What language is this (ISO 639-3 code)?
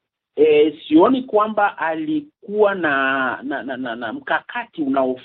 swa